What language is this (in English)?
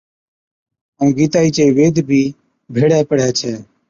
Od